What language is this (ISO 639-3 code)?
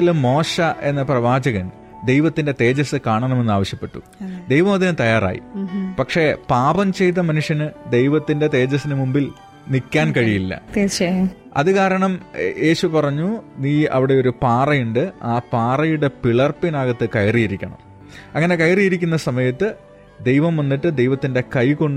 mal